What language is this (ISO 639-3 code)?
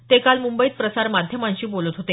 mar